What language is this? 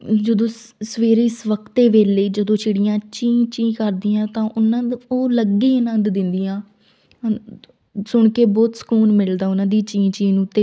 Punjabi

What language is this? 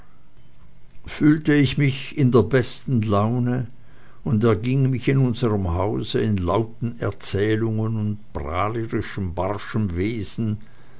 German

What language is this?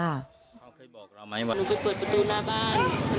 Thai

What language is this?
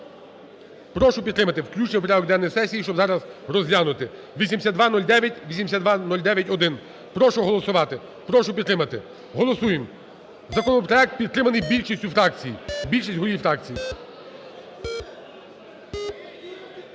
Ukrainian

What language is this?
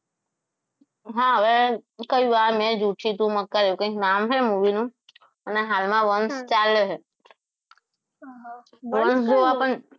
Gujarati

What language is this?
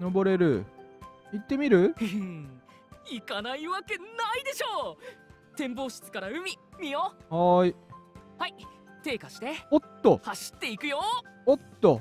Japanese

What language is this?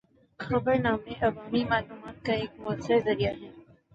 Urdu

